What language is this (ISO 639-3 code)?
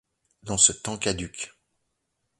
fra